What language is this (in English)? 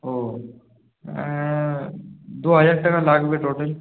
Bangla